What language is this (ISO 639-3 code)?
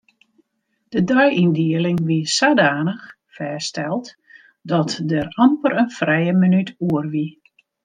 fry